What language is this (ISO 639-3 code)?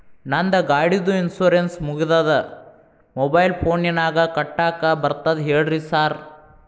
kan